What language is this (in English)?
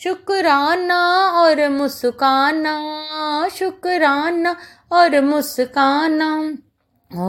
Hindi